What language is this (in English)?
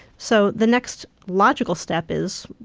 English